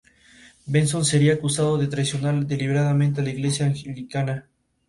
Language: Spanish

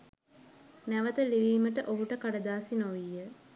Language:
Sinhala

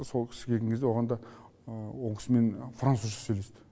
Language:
Kazakh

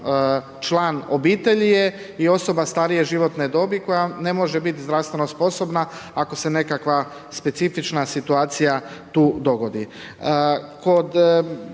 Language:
Croatian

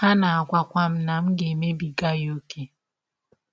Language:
Igbo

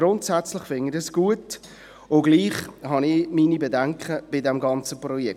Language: Swiss German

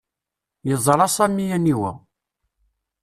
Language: Kabyle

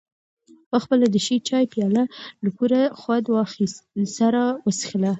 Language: Pashto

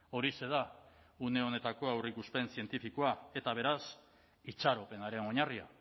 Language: Basque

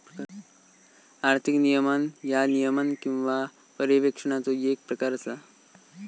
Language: Marathi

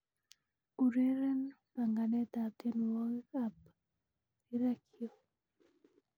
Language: Kalenjin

